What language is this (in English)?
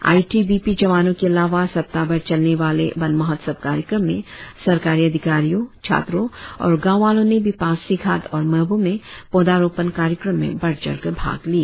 Hindi